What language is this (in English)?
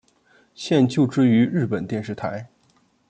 Chinese